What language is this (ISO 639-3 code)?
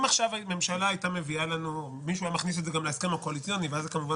heb